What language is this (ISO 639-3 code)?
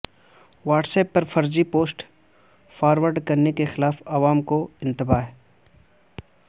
urd